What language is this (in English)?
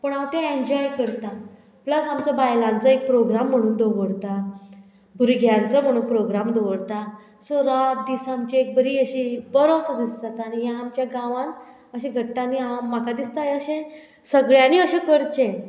Konkani